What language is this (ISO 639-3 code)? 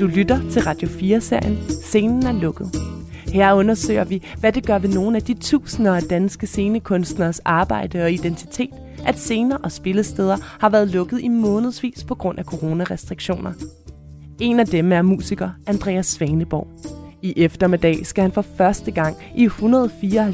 dan